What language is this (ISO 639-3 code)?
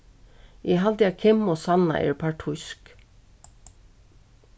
fao